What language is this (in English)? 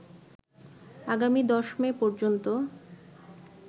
Bangla